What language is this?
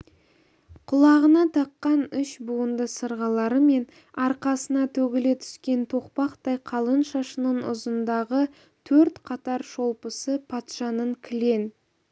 Kazakh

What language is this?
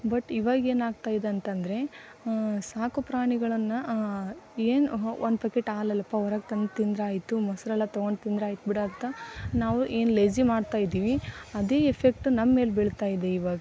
Kannada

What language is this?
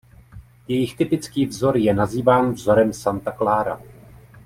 Czech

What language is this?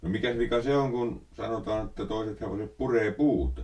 Finnish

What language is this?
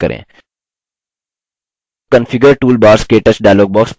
Hindi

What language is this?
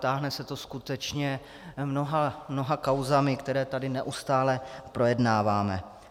Czech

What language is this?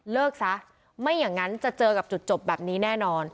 Thai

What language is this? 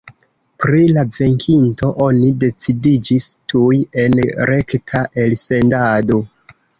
Esperanto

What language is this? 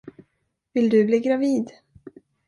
Swedish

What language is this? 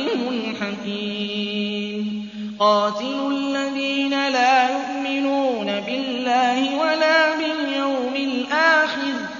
Arabic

